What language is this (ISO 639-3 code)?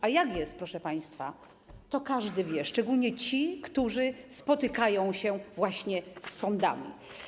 pol